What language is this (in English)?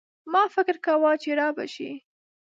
Pashto